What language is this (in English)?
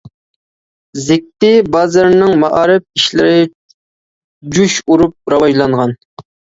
Uyghur